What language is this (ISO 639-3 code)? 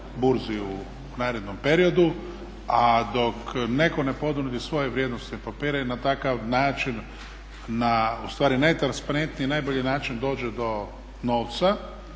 hrv